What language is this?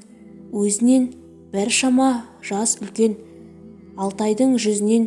Turkish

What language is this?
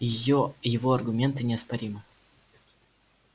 Russian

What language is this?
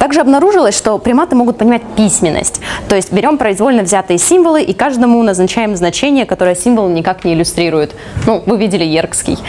Russian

